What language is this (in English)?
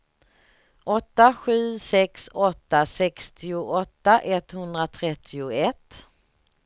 Swedish